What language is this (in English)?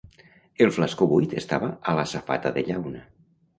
Catalan